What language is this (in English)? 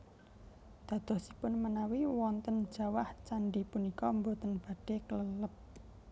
Javanese